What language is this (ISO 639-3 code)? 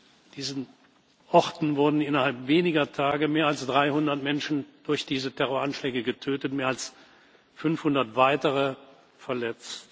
deu